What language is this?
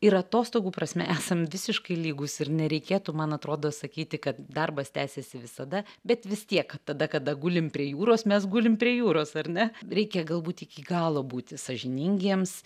Lithuanian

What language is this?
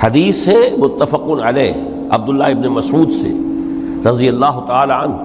Urdu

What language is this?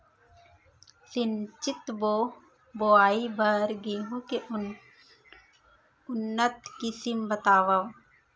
Chhattisgarhi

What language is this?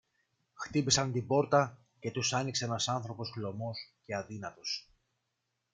Greek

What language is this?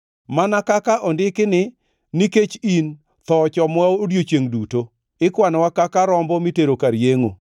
Luo (Kenya and Tanzania)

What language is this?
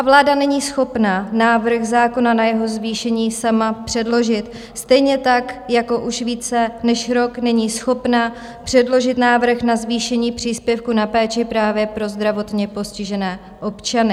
Czech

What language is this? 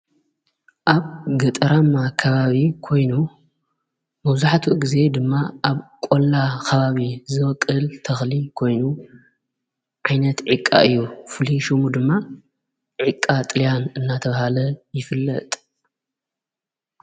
Tigrinya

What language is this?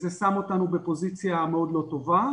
Hebrew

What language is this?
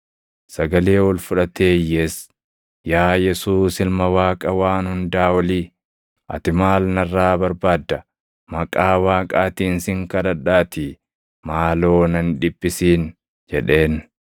Oromo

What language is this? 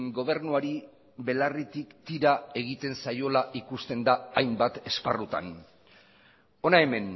Basque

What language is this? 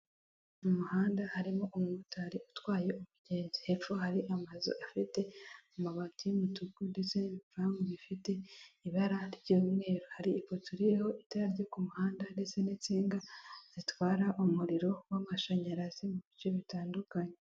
Kinyarwanda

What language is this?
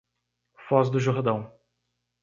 Portuguese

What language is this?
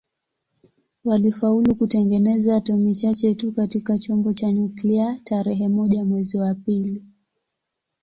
Swahili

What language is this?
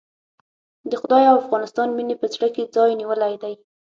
Pashto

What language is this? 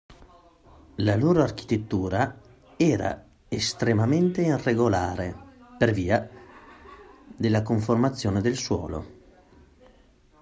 Italian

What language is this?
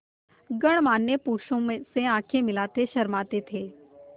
Hindi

